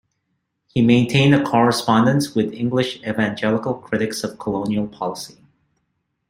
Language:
English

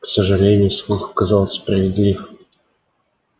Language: Russian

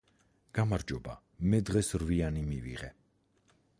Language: Georgian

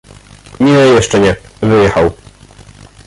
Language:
Polish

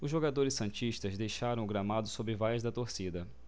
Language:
Portuguese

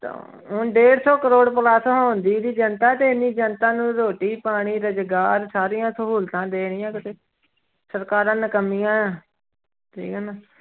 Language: Punjabi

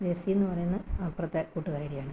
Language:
Malayalam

